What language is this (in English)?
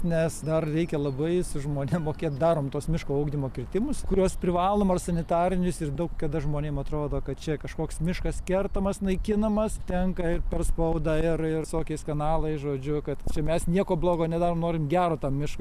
Lithuanian